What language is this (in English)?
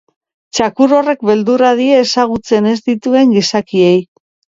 Basque